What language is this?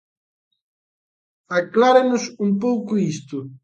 Galician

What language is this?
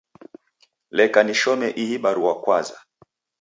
Taita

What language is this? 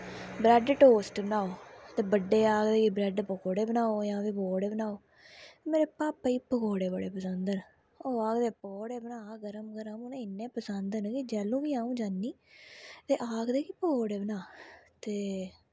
Dogri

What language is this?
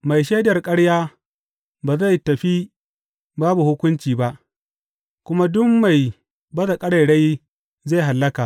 Hausa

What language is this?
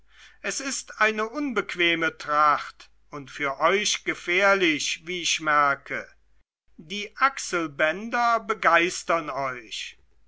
German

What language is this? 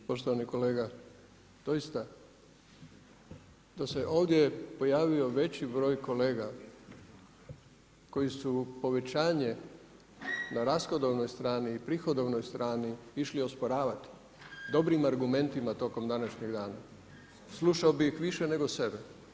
Croatian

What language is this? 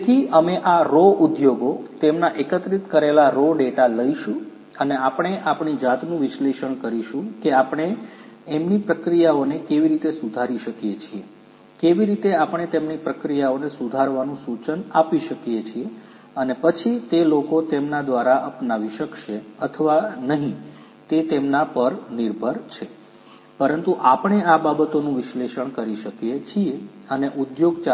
Gujarati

